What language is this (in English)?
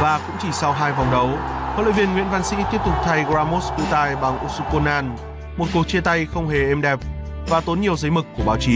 Vietnamese